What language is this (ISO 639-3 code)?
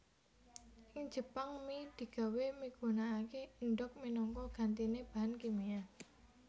jav